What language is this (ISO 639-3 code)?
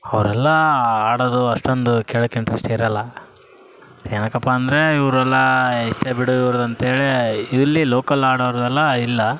kan